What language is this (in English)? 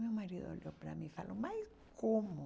Portuguese